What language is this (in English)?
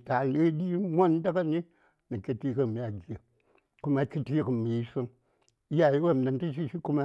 Saya